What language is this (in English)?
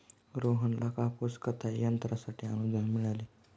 Marathi